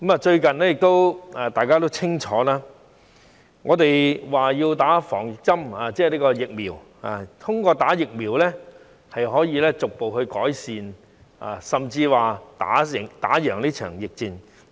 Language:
Cantonese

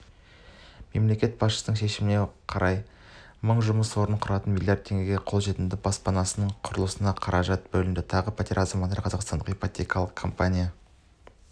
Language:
Kazakh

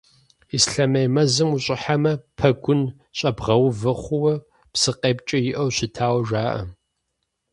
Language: Kabardian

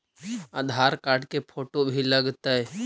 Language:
Magahi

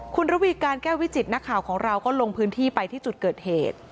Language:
Thai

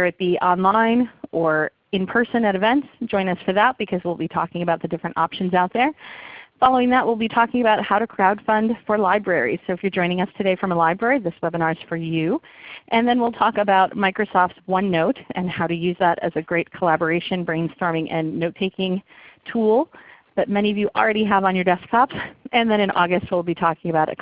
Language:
English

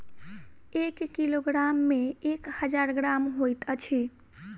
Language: Maithili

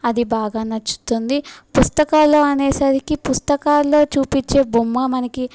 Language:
Telugu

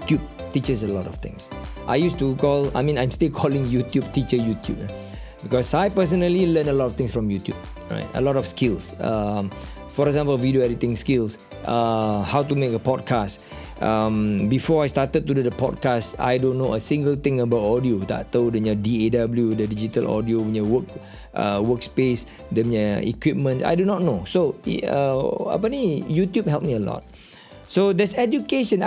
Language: Malay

